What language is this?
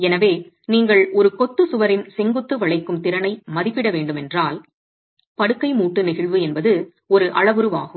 Tamil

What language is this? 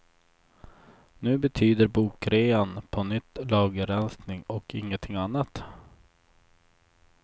Swedish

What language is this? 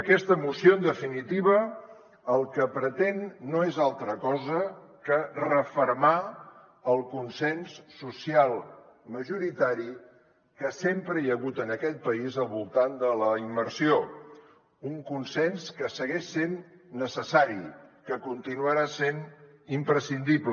Catalan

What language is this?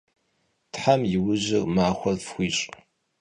Kabardian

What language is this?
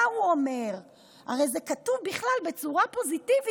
Hebrew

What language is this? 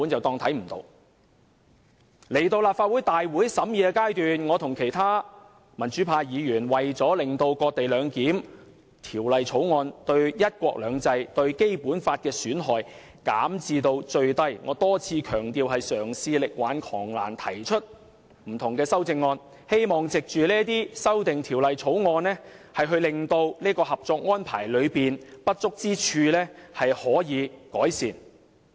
Cantonese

